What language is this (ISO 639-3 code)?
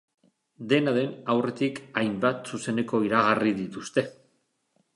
eus